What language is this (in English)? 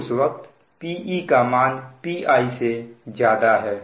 Hindi